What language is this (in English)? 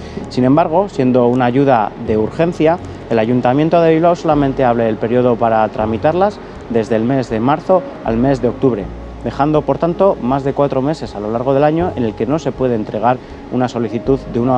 Spanish